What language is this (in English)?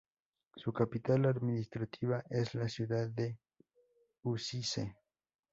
Spanish